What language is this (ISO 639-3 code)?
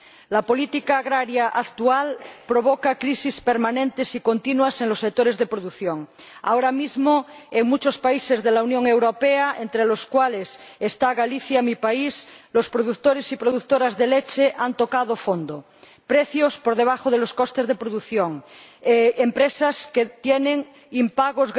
spa